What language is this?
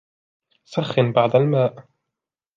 Arabic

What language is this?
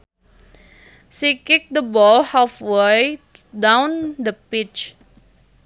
Sundanese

